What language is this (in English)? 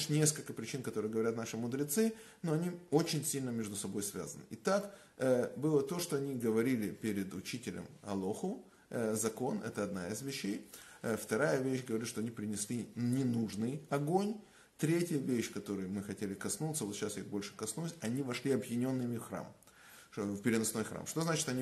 Russian